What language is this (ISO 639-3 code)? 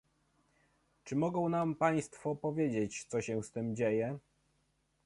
pol